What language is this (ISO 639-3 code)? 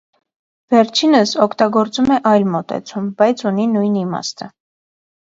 hye